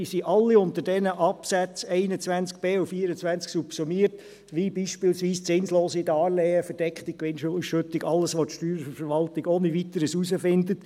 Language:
Swiss German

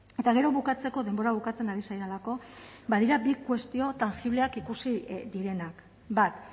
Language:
Basque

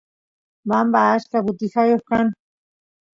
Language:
Santiago del Estero Quichua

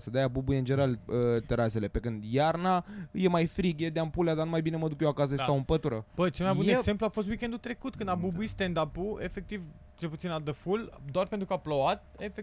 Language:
Romanian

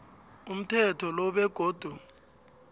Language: South Ndebele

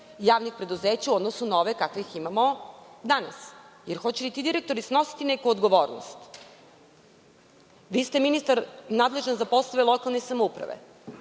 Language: Serbian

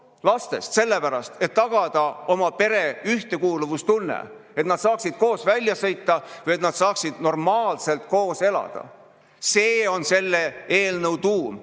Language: Estonian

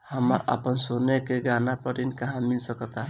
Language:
Bhojpuri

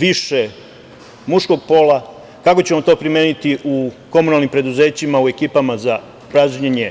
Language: Serbian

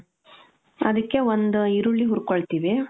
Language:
Kannada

